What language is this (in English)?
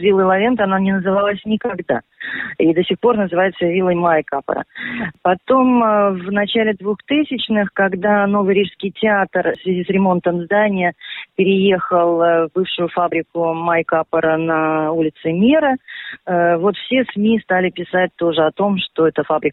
Russian